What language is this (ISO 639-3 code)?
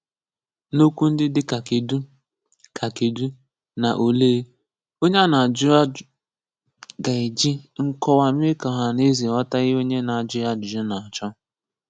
ibo